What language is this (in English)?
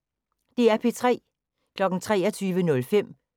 Danish